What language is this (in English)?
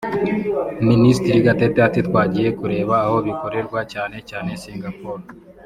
Kinyarwanda